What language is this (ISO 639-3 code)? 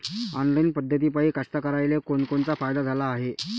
mar